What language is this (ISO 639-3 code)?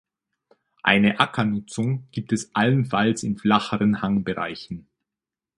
deu